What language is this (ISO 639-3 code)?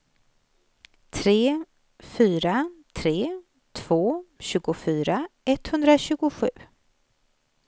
swe